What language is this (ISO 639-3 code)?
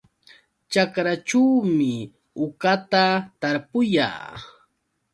qux